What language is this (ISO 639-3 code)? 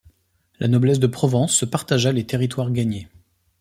fra